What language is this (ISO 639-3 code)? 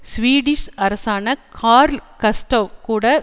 tam